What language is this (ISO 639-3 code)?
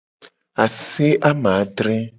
gej